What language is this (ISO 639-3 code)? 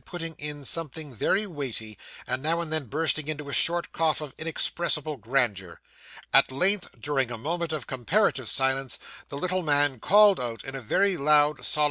eng